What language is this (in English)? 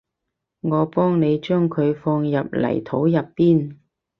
Cantonese